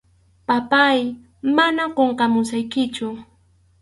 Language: Arequipa-La Unión Quechua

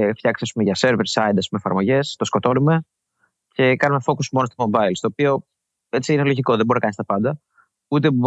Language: Greek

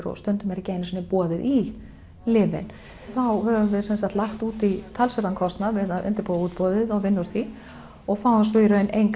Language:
Icelandic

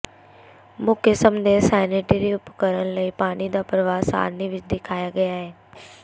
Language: Punjabi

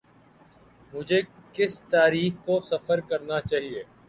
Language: Urdu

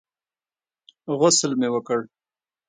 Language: Pashto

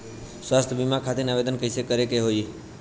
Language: Bhojpuri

